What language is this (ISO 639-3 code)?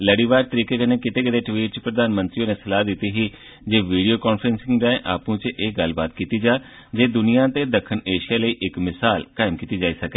doi